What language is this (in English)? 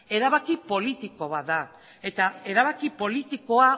Basque